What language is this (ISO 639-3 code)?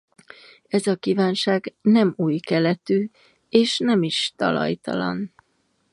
hun